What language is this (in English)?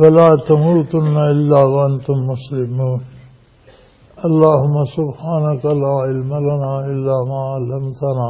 Punjabi